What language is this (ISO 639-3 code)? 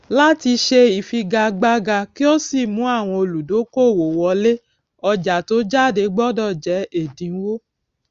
yor